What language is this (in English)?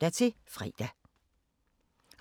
Danish